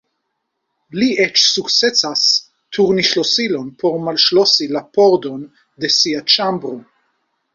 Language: Esperanto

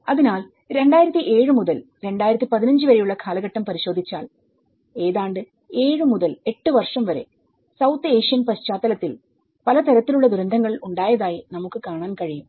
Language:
Malayalam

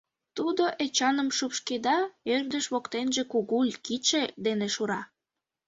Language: Mari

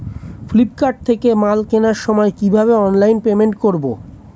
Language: Bangla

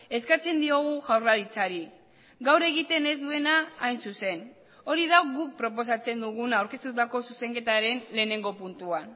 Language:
Basque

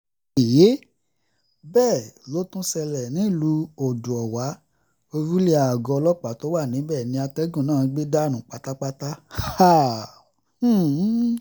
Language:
Yoruba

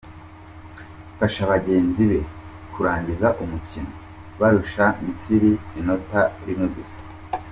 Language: Kinyarwanda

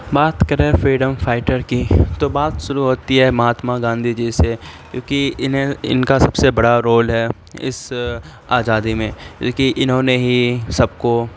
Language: Urdu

